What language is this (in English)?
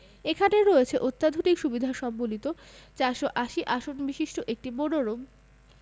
Bangla